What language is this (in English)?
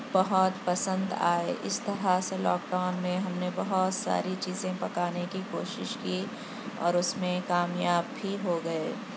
Urdu